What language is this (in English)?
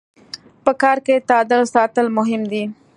Pashto